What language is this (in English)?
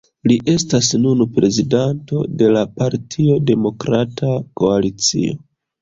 Esperanto